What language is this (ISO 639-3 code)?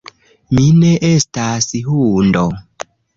epo